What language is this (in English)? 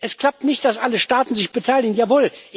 German